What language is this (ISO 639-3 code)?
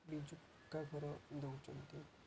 ori